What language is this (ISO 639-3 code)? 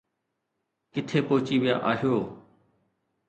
snd